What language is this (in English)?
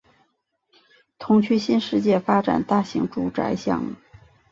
Chinese